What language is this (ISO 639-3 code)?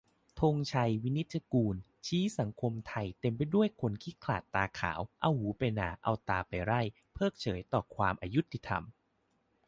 tha